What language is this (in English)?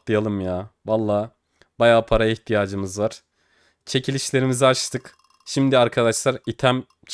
Turkish